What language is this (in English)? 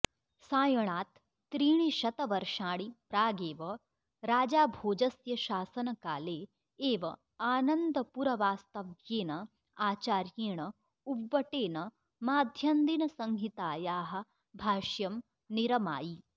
Sanskrit